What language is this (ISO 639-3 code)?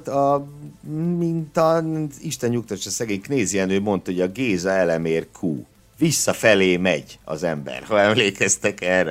hun